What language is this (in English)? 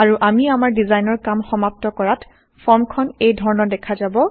Assamese